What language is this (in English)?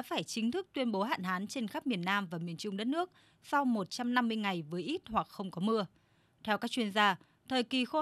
Vietnamese